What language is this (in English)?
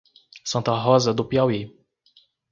Portuguese